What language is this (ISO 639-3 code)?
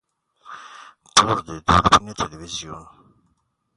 fas